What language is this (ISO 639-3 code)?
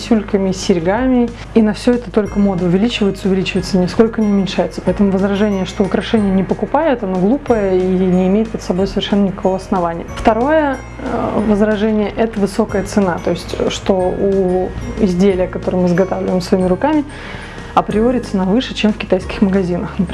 rus